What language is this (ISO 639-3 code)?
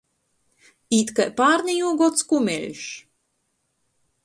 ltg